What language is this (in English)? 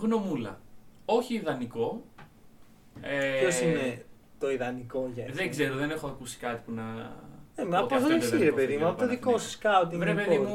Greek